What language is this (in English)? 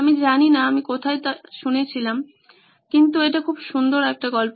Bangla